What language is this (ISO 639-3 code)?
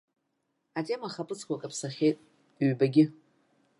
abk